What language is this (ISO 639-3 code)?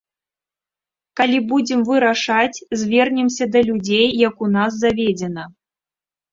bel